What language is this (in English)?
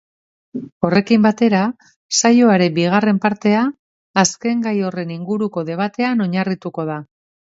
Basque